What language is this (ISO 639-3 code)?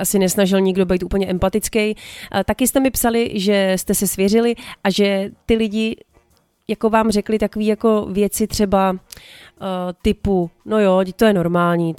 ces